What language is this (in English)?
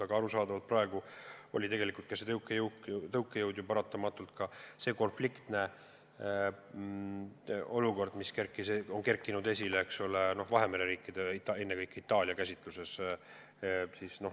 Estonian